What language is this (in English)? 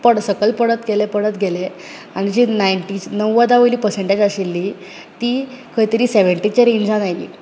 Konkani